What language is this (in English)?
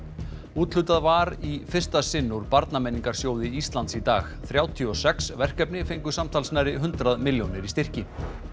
Icelandic